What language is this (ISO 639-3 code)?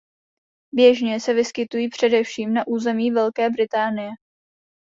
ces